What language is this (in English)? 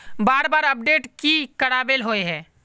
Magahi